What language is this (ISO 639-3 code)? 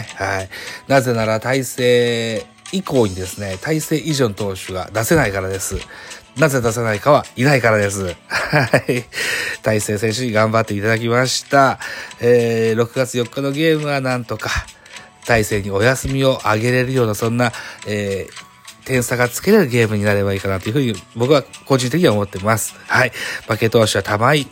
jpn